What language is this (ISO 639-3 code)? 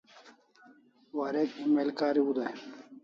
kls